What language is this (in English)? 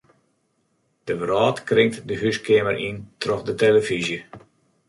Western Frisian